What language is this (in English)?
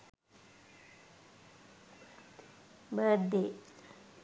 Sinhala